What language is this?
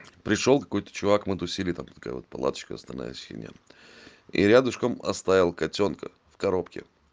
Russian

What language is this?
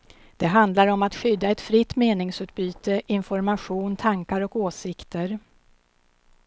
Swedish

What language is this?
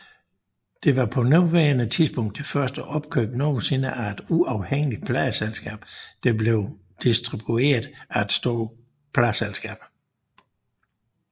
Danish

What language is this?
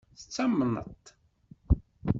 Kabyle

